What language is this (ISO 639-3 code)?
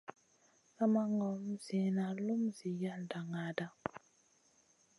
mcn